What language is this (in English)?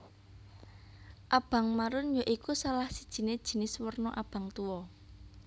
Javanese